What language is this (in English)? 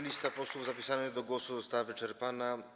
Polish